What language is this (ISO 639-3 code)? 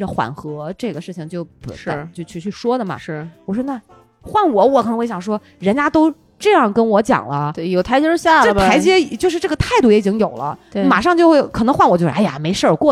zho